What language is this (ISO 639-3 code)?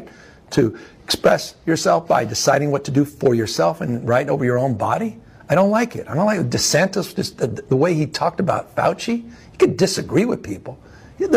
eng